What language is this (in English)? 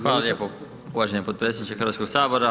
Croatian